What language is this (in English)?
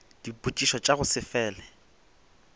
Northern Sotho